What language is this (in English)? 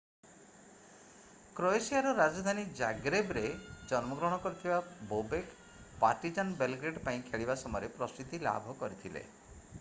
Odia